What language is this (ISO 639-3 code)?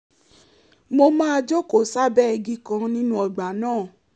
yor